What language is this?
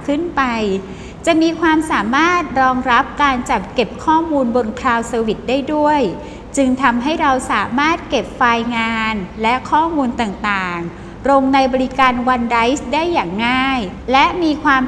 Thai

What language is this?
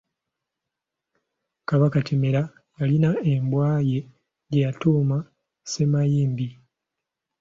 Ganda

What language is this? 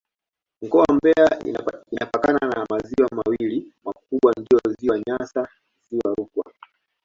Swahili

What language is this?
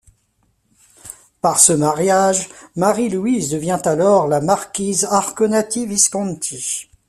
French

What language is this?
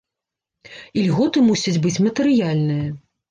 Belarusian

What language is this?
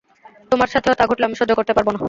Bangla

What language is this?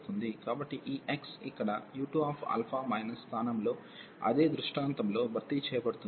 Telugu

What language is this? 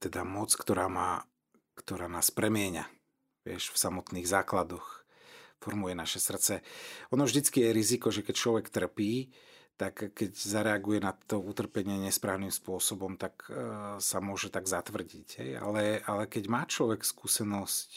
Slovak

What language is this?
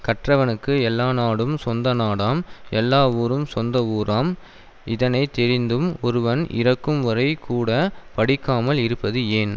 Tamil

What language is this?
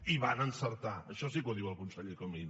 Catalan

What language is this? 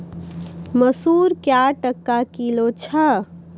Maithili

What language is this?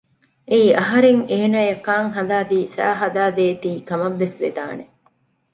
Divehi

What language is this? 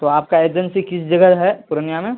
Urdu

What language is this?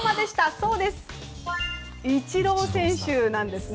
Japanese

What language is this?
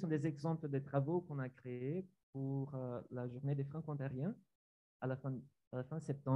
French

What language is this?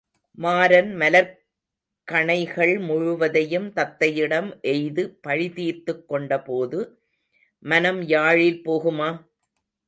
Tamil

